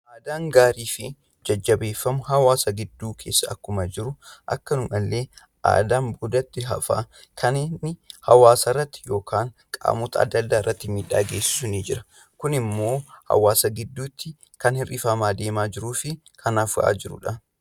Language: Oromo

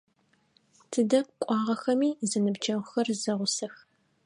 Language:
Adyghe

